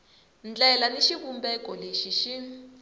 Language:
Tsonga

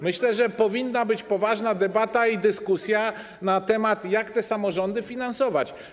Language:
Polish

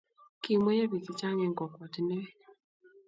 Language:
Kalenjin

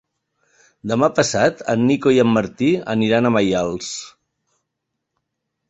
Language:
Catalan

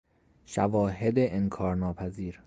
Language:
Persian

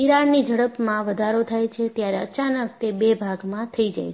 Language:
Gujarati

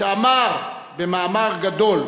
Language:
Hebrew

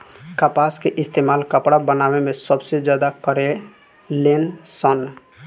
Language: Bhojpuri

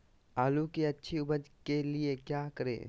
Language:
Magahi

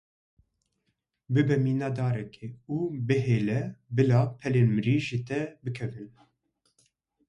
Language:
Kurdish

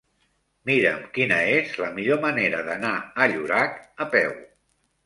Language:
Catalan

